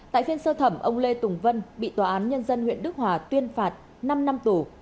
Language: Vietnamese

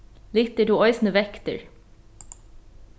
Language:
Faroese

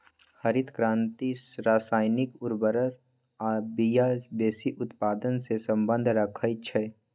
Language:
Magahi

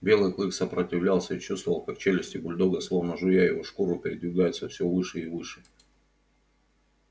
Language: Russian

